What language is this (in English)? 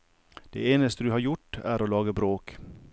Norwegian